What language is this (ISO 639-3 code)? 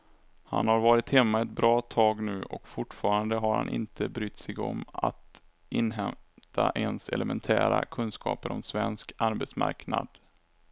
swe